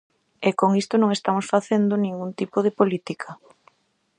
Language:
Galician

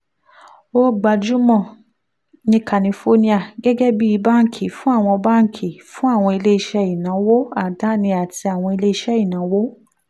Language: Yoruba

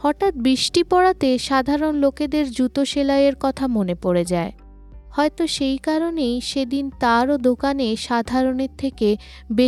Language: Bangla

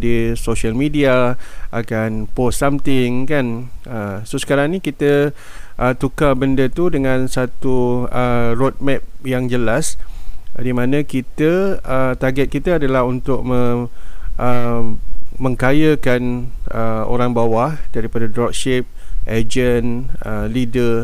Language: Malay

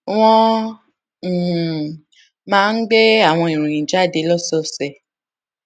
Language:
Yoruba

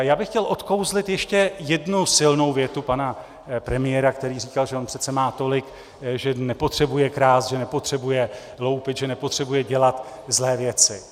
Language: Czech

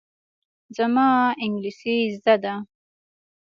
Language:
Pashto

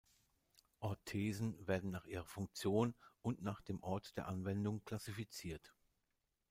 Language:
German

